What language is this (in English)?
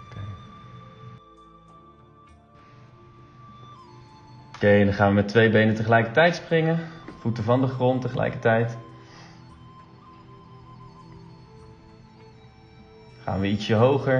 Dutch